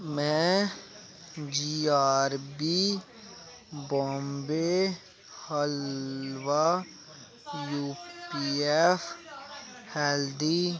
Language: Dogri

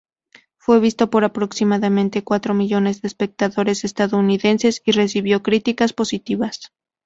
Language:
Spanish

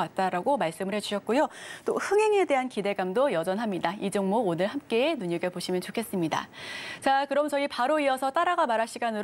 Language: Korean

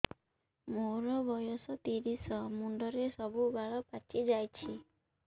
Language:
Odia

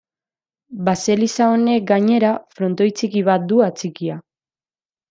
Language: Basque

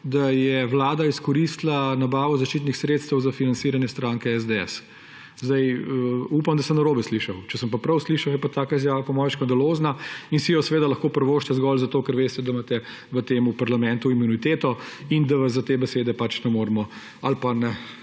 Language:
Slovenian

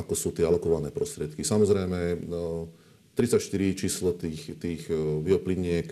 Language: Slovak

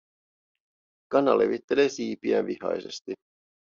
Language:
Finnish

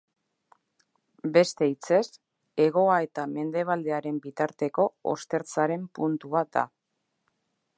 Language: Basque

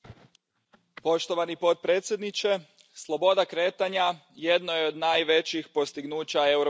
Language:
Croatian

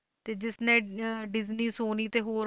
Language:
Punjabi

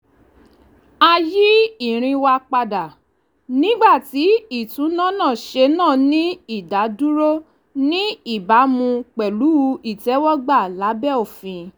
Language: Yoruba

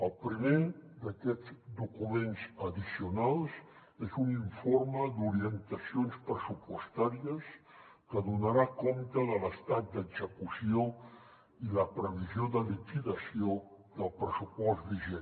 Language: Catalan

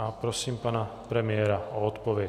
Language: Czech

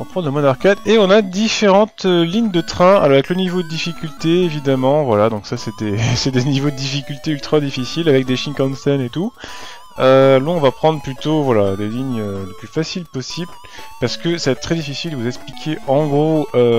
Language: French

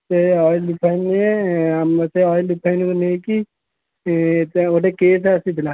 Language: Odia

